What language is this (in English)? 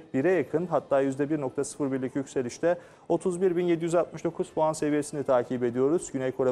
Turkish